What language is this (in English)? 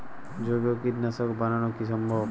Bangla